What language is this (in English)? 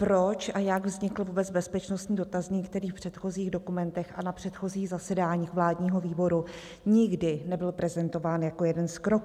Czech